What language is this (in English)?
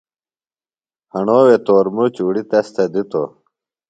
Phalura